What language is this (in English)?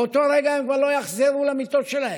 Hebrew